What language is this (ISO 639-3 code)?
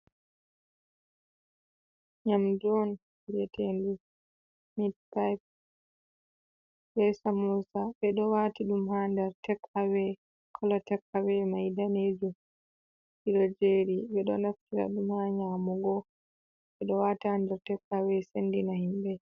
ful